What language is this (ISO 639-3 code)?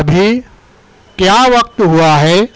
urd